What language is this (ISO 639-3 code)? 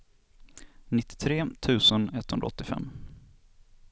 swe